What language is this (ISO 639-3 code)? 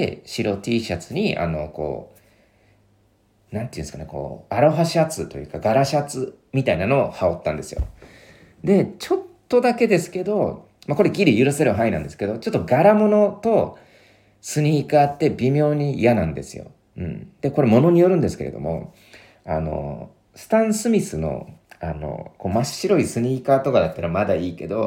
jpn